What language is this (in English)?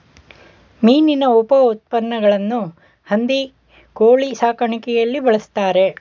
Kannada